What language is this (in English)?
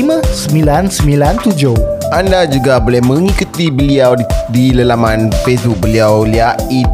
Malay